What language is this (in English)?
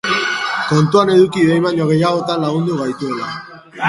Basque